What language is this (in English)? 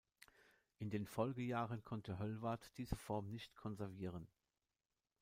German